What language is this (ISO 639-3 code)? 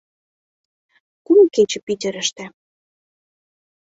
chm